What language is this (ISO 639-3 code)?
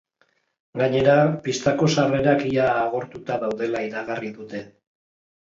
eus